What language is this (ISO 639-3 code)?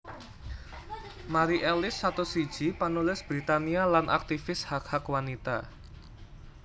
jav